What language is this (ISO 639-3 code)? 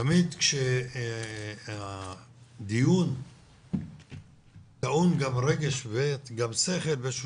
heb